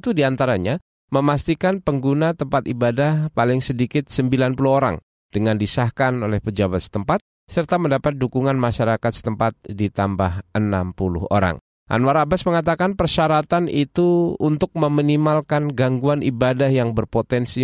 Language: Indonesian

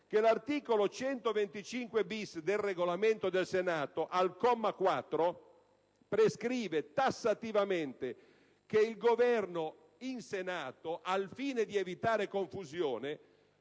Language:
Italian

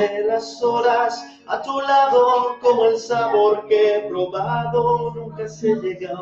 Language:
Spanish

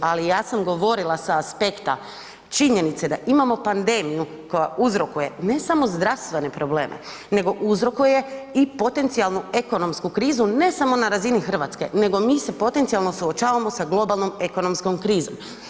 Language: Croatian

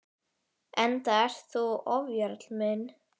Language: Icelandic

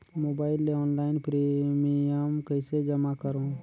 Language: Chhattisgarhi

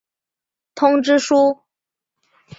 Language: Chinese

